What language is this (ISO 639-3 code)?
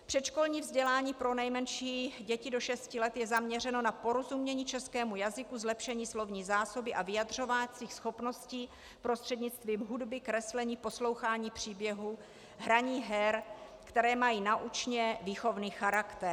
ces